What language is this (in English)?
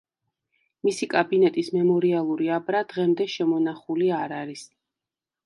Georgian